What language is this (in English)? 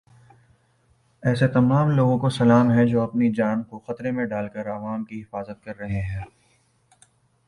Urdu